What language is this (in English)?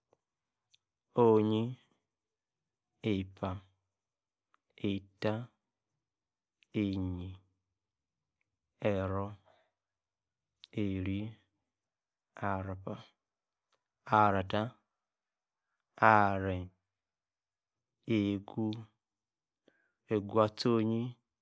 Yace